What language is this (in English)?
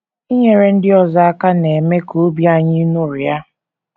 Igbo